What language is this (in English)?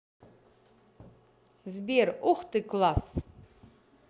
Russian